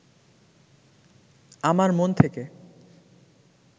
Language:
Bangla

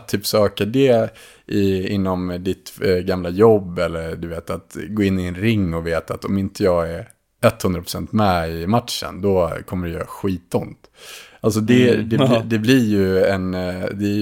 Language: Swedish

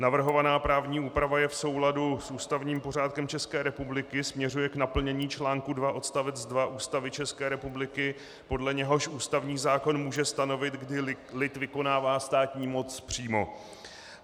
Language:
Czech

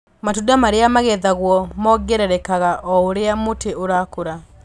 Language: Kikuyu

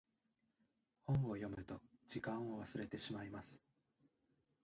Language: Japanese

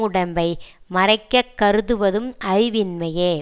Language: Tamil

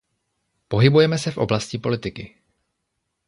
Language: Czech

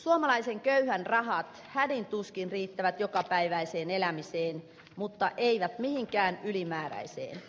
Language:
Finnish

